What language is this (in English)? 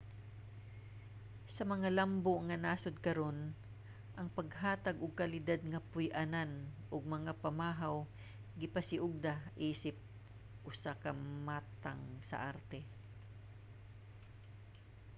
Cebuano